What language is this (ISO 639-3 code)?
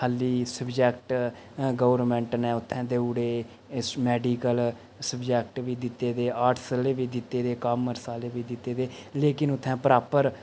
doi